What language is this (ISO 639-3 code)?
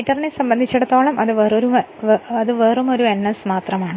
mal